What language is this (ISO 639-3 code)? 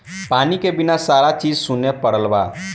bho